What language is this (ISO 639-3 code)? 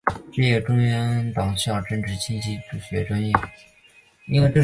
zho